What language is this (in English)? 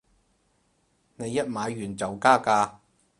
Cantonese